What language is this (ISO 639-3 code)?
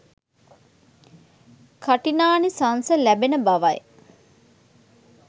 sin